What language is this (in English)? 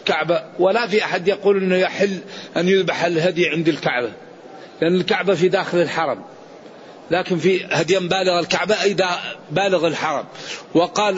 Arabic